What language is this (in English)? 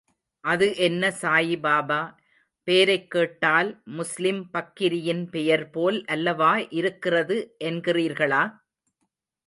Tamil